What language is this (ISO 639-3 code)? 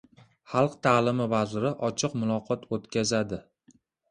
uzb